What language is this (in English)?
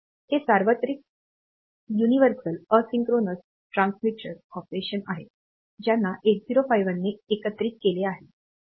Marathi